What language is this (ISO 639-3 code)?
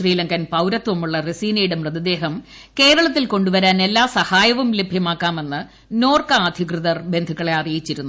mal